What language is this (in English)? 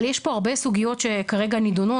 Hebrew